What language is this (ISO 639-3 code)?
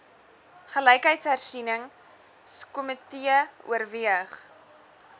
afr